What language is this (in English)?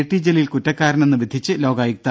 Malayalam